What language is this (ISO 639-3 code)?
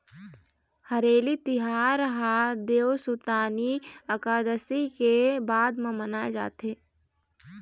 hne